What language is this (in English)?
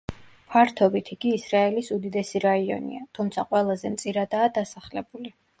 Georgian